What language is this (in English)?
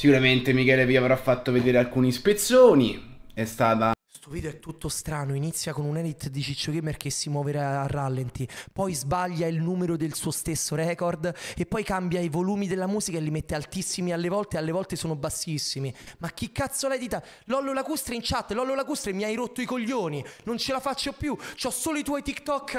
Italian